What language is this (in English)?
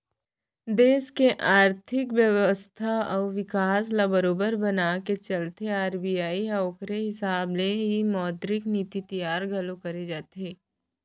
Chhattisgarhi